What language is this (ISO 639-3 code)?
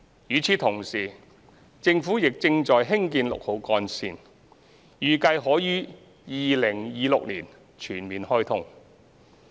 yue